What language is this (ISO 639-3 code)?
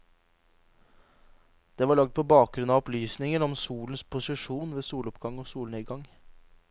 nor